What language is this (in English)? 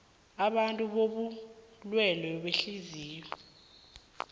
South Ndebele